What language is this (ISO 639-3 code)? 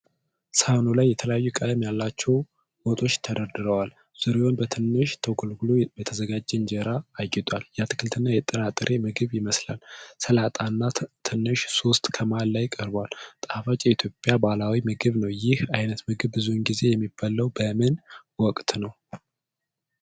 amh